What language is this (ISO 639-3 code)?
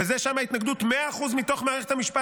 heb